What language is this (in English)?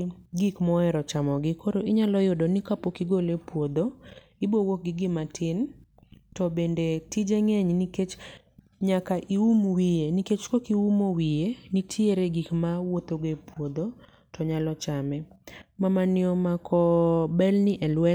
Luo (Kenya and Tanzania)